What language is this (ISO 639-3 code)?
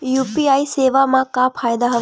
hne